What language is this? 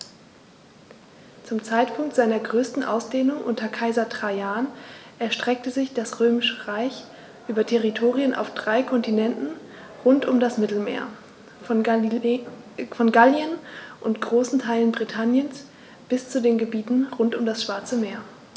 German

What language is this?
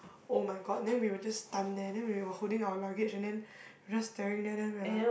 English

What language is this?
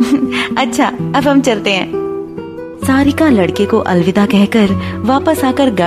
Hindi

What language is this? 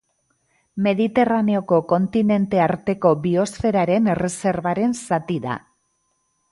Basque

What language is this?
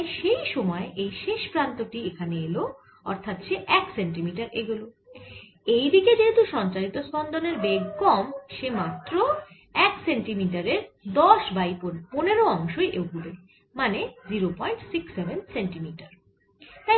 Bangla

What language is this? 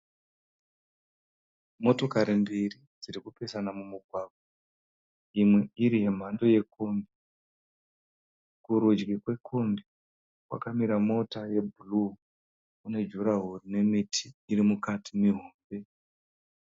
Shona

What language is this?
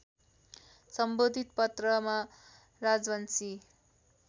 Nepali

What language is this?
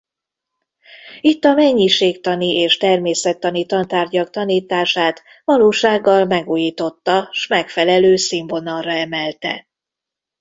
Hungarian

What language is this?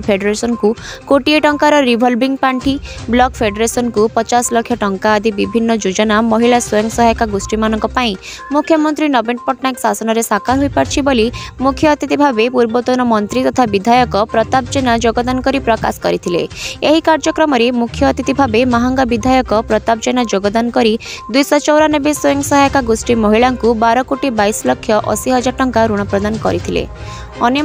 Hindi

